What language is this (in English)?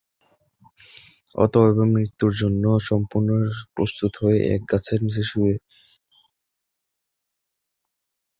Bangla